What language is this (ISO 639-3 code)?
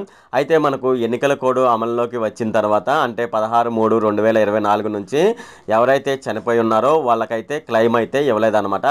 tel